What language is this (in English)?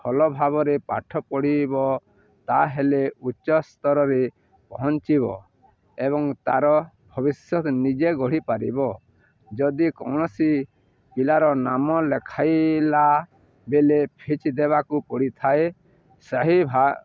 Odia